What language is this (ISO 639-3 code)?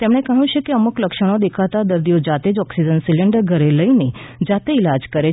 guj